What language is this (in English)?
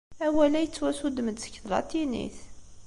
Kabyle